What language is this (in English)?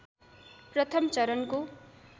Nepali